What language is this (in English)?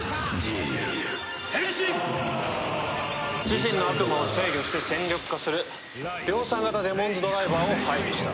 Japanese